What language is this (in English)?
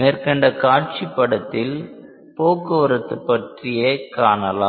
Tamil